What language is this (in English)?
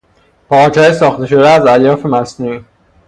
Persian